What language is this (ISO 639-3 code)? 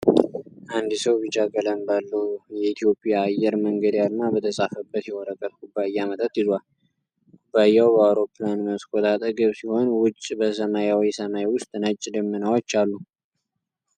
amh